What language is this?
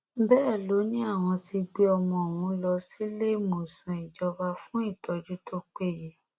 Yoruba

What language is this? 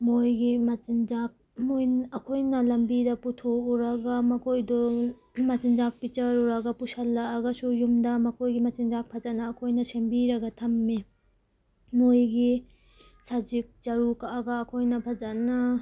Manipuri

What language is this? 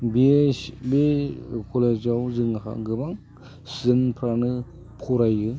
Bodo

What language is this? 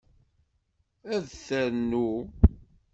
Kabyle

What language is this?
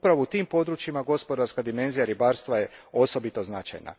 Croatian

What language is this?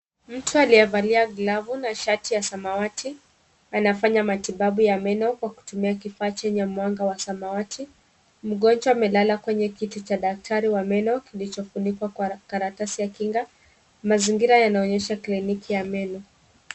Swahili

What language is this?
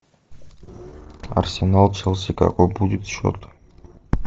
Russian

